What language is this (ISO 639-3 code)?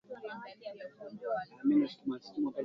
swa